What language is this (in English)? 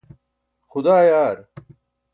Burushaski